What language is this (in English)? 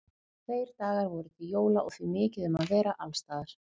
Icelandic